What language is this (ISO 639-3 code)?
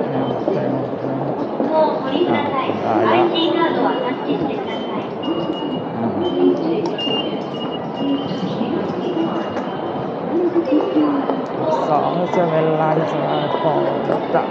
tha